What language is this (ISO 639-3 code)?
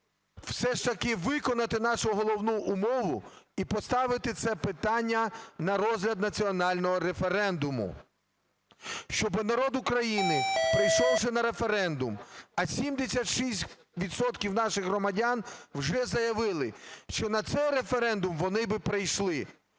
ukr